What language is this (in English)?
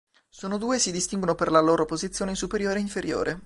Italian